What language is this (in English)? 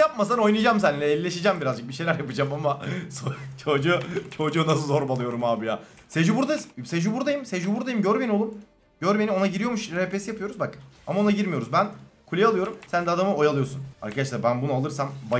Turkish